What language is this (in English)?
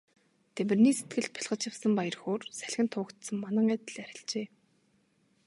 Mongolian